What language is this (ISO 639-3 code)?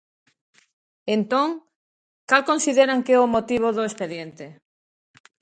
glg